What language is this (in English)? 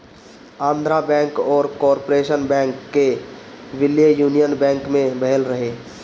Bhojpuri